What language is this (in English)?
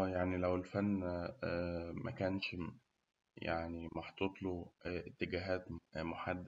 Egyptian Arabic